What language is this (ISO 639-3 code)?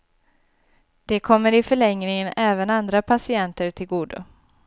swe